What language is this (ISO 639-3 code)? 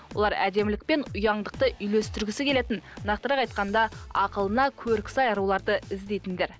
kaz